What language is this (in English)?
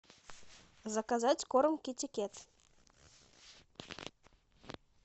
Russian